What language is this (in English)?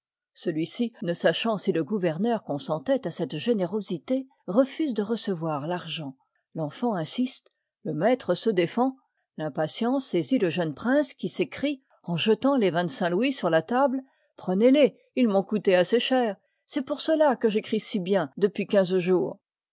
French